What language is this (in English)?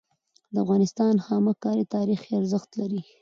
Pashto